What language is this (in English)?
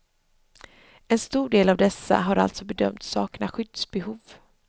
Swedish